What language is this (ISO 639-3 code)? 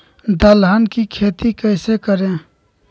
mag